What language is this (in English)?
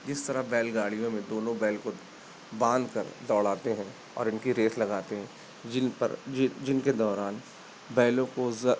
Urdu